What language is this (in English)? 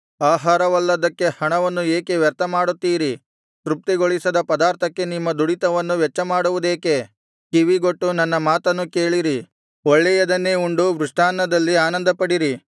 Kannada